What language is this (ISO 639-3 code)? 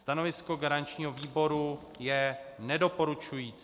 ces